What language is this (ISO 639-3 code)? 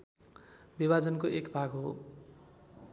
nep